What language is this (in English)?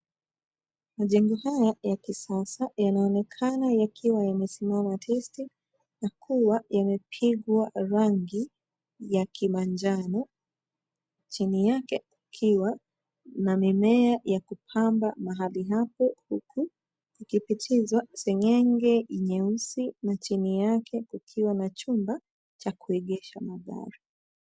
Swahili